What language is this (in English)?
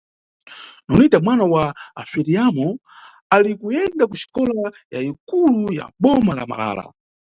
Nyungwe